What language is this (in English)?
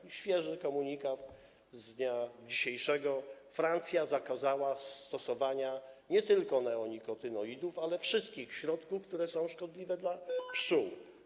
Polish